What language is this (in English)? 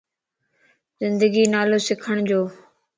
Lasi